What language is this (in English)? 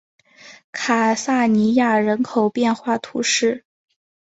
Chinese